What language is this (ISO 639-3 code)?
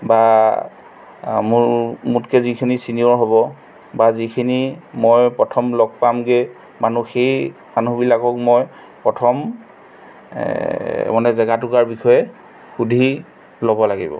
asm